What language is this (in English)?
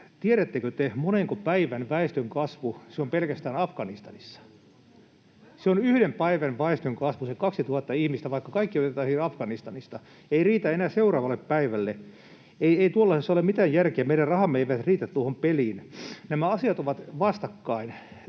Finnish